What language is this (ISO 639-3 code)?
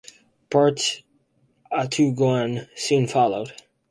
eng